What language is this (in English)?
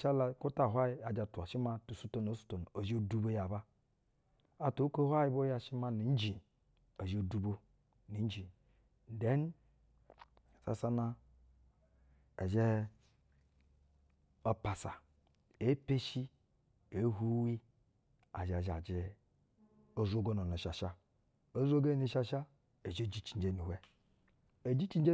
Basa (Nigeria)